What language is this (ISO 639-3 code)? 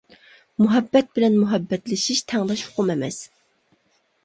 uig